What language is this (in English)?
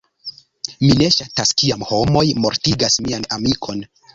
Esperanto